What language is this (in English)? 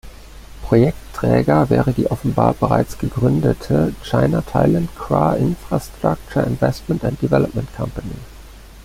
German